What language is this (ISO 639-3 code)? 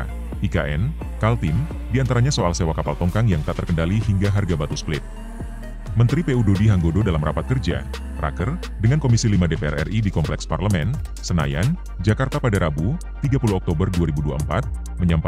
ind